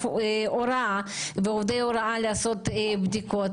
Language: Hebrew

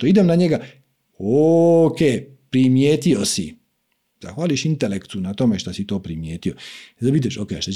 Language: Croatian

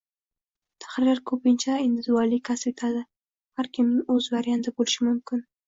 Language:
Uzbek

